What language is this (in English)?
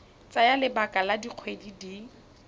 Tswana